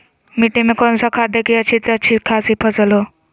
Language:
Magahi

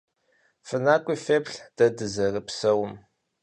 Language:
Kabardian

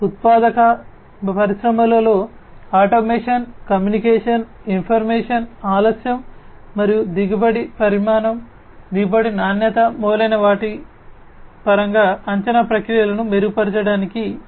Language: Telugu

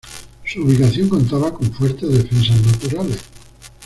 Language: Spanish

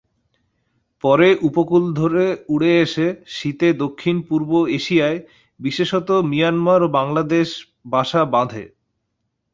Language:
Bangla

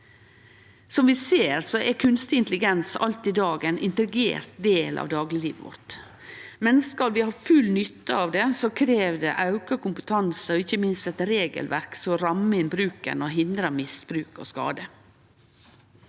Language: Norwegian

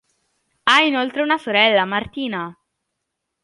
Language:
Italian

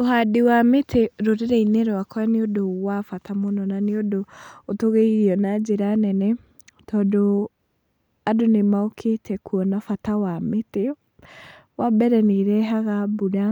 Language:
Kikuyu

